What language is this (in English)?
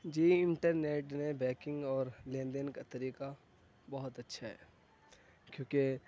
Urdu